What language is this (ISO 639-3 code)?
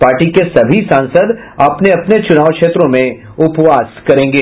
hin